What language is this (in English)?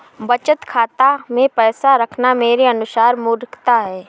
Hindi